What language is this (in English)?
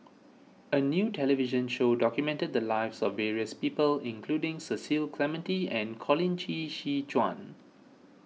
English